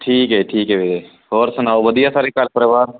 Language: Punjabi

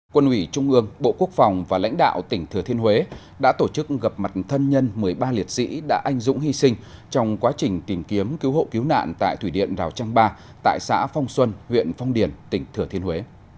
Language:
Vietnamese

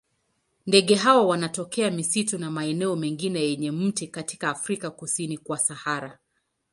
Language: Swahili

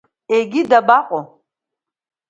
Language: Abkhazian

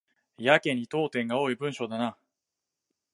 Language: Japanese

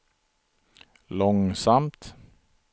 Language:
Swedish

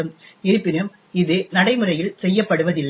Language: Tamil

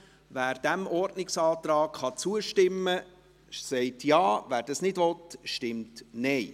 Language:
Swiss German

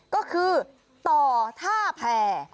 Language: Thai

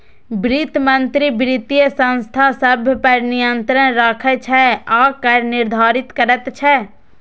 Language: Maithili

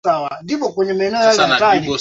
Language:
Swahili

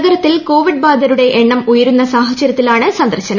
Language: Malayalam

